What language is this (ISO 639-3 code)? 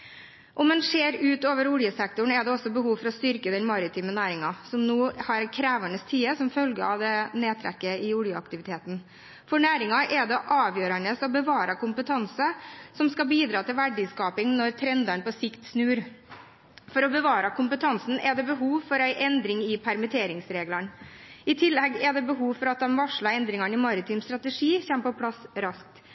nob